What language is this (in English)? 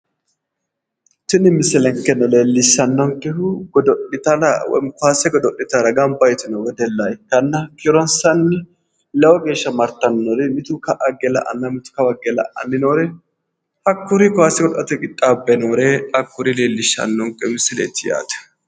Sidamo